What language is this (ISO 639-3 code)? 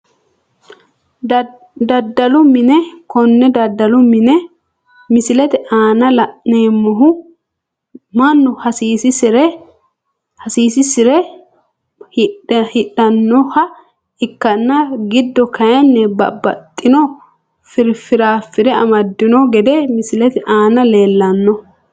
sid